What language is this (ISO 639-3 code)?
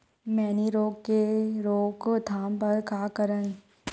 hne